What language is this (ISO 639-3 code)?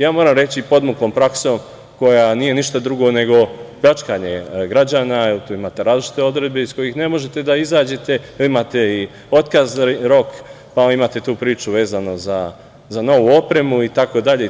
srp